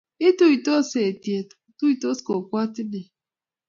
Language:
Kalenjin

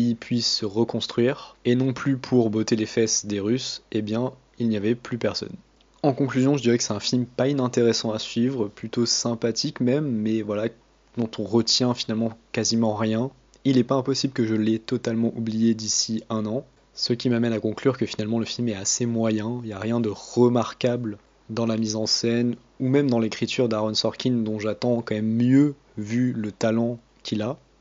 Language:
French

